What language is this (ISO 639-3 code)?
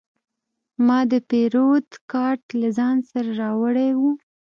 pus